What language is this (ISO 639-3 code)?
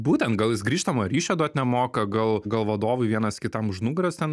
lit